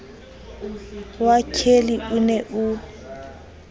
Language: Southern Sotho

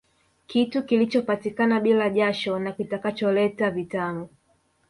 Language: Swahili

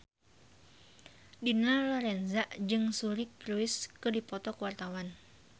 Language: Sundanese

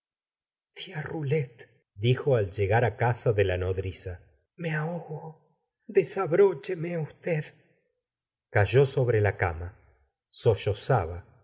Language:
Spanish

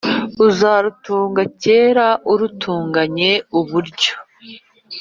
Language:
Kinyarwanda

